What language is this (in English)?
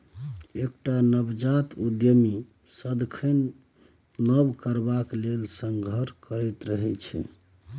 Maithili